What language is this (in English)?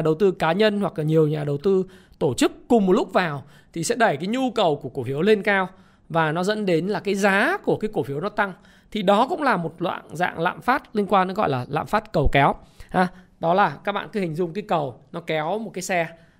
Vietnamese